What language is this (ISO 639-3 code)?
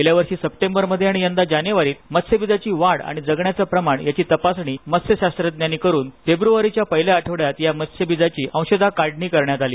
mar